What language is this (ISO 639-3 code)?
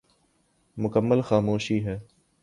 urd